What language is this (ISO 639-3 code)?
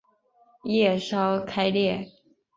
zho